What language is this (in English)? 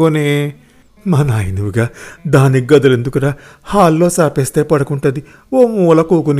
Telugu